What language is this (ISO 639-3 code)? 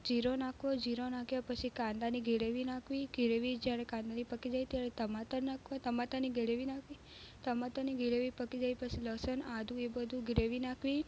guj